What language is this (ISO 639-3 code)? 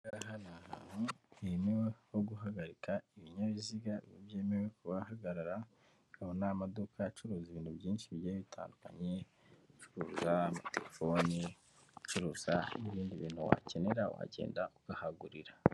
kin